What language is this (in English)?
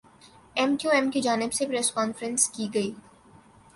Urdu